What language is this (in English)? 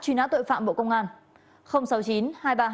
Vietnamese